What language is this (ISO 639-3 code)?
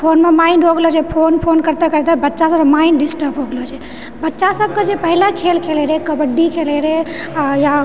mai